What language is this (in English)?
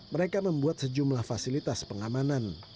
Indonesian